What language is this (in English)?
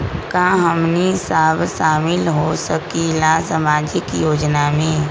Magahi